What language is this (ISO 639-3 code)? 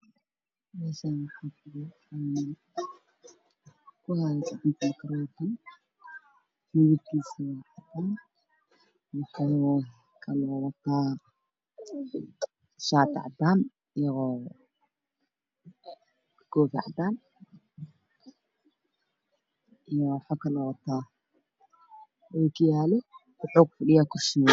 som